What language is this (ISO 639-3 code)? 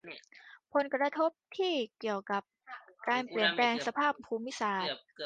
tha